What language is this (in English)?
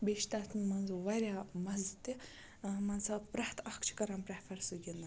Kashmiri